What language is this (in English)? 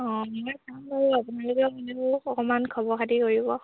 Assamese